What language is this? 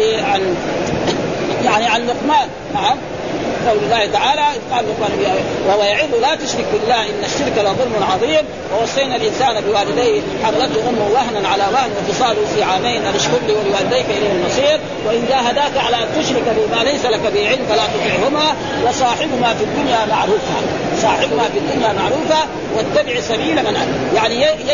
Arabic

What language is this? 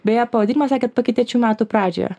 Lithuanian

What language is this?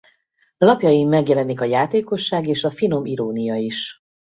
Hungarian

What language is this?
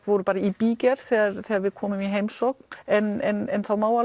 Icelandic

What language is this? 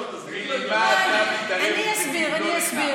Hebrew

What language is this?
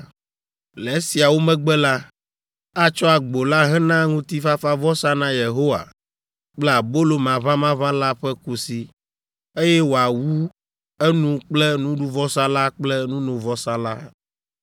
Ewe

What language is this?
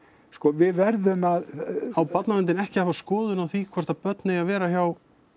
Icelandic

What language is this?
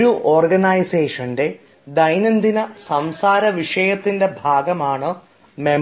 Malayalam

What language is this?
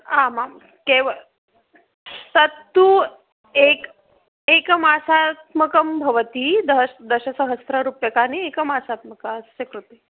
Sanskrit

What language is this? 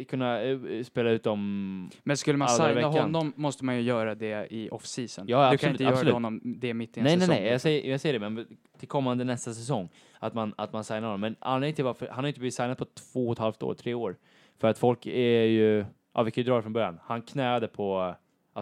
Swedish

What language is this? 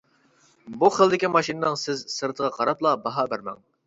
Uyghur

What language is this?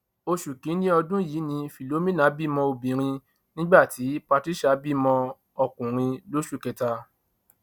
Yoruba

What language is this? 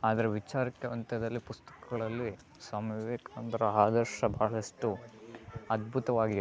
Kannada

